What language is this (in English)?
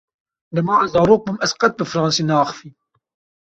Kurdish